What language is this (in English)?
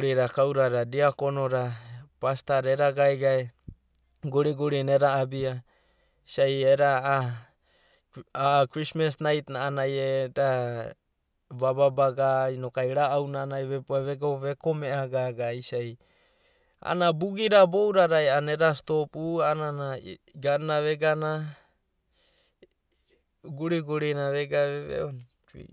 Abadi